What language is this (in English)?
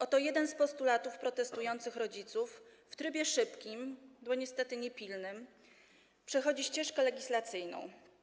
Polish